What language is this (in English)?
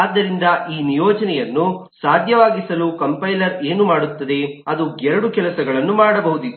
Kannada